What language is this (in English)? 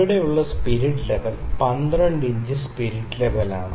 Malayalam